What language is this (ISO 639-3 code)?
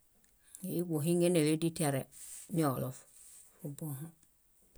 bda